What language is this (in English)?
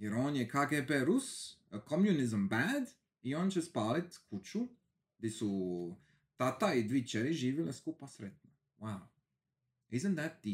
Croatian